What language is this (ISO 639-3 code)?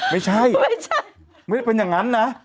tha